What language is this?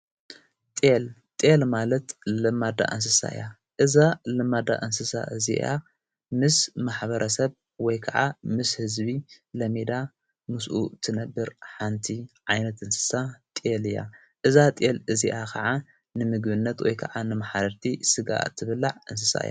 Tigrinya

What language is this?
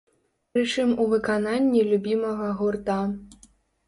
Belarusian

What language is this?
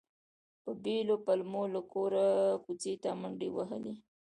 Pashto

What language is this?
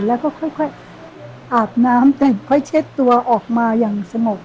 Thai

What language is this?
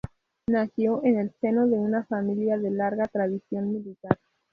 Spanish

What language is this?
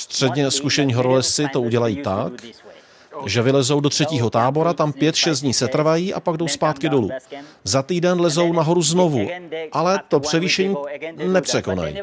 Czech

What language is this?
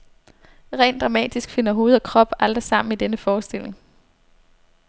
Danish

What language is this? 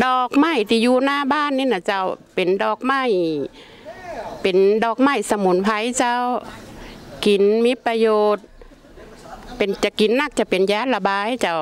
Thai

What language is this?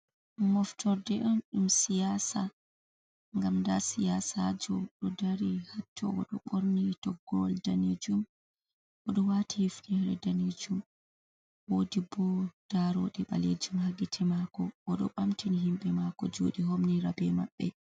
Fula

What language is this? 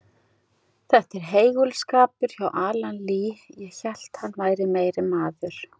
Icelandic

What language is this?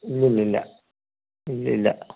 Malayalam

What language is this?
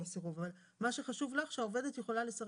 Hebrew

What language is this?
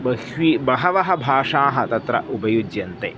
Sanskrit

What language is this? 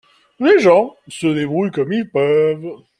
French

